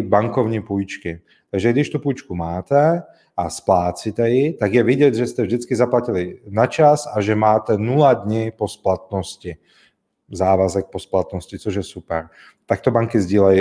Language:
Czech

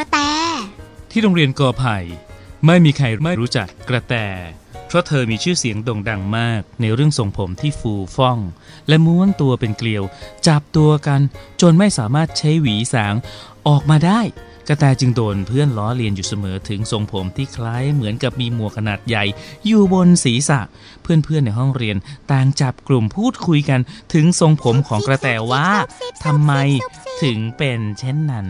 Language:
Thai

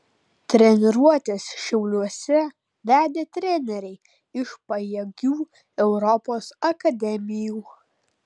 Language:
Lithuanian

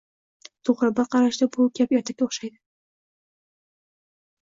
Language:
Uzbek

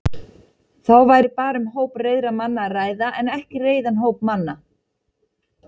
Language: Icelandic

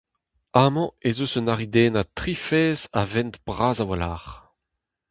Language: Breton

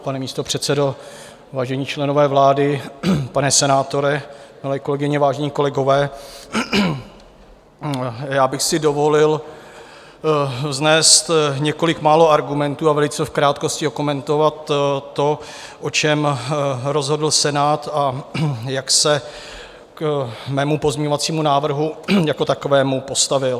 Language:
Czech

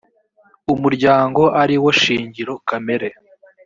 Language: Kinyarwanda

